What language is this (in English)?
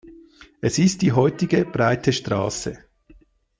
German